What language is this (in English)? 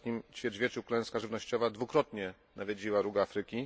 Polish